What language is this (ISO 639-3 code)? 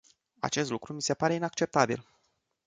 ron